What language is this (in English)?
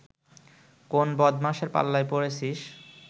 Bangla